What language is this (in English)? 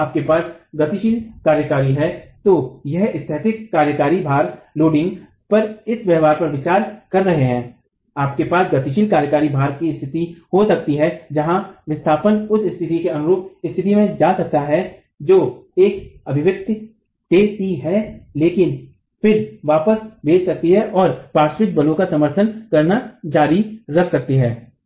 Hindi